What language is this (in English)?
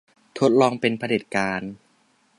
Thai